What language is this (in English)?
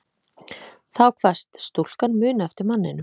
Icelandic